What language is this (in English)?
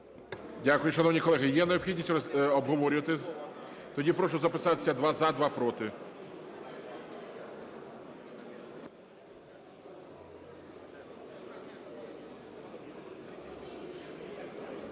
Ukrainian